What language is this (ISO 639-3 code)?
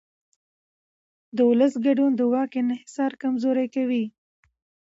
pus